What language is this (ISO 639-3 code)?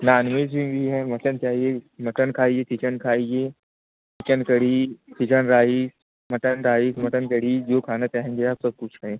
hin